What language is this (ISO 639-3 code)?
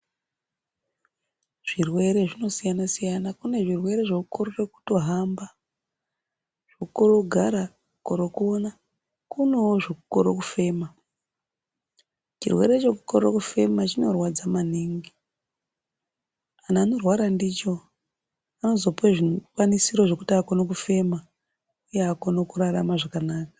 ndc